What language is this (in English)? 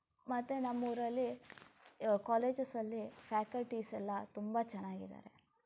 Kannada